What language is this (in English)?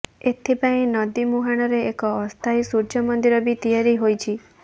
Odia